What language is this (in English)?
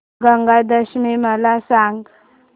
Marathi